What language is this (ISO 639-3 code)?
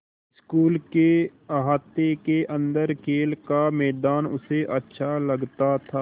hin